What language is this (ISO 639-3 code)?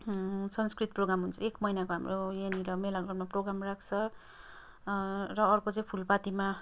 nep